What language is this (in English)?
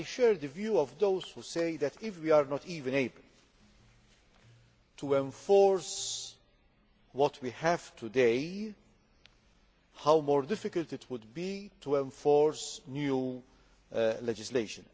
English